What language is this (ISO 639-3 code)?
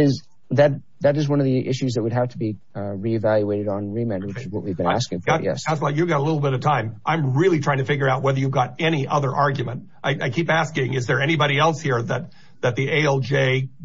eng